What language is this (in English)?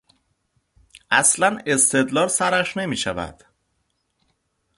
Persian